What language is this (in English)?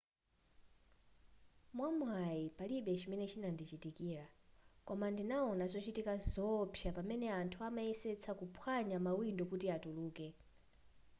Nyanja